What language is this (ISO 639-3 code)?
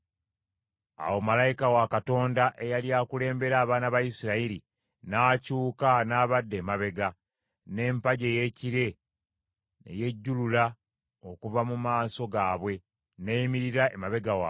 lug